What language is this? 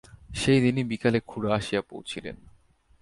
Bangla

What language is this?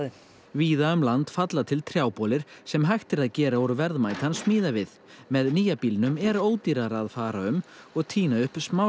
Icelandic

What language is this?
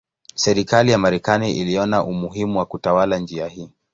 Swahili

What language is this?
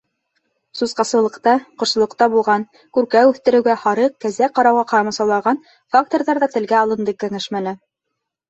Bashkir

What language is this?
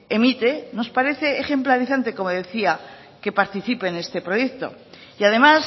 Spanish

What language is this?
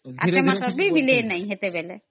Odia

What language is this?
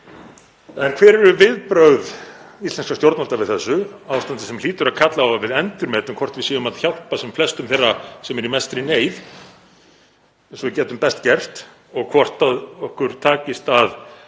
Icelandic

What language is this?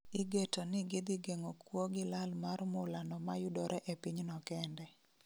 Luo (Kenya and Tanzania)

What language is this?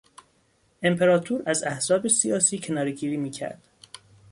Persian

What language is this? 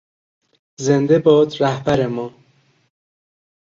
Persian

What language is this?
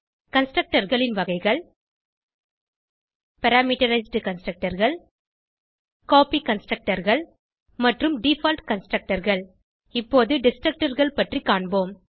Tamil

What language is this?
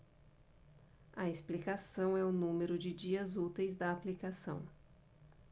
Portuguese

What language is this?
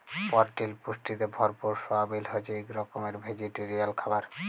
Bangla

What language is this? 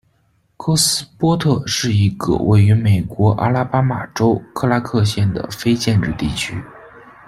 Chinese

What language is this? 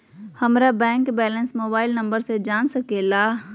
Magahi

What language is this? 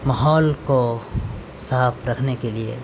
Urdu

